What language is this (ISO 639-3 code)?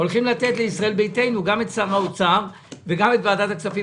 heb